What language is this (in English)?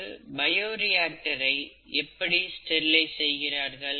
Tamil